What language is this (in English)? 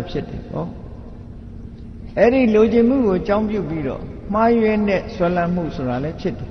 Vietnamese